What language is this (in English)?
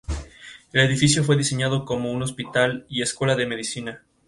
Spanish